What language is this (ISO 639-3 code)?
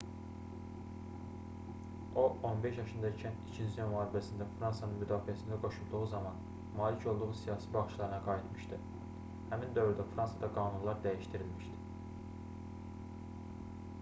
aze